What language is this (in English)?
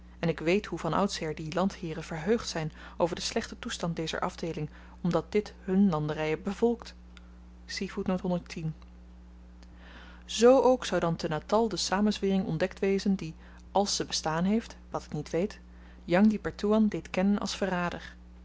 Dutch